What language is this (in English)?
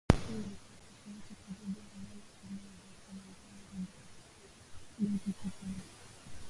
Swahili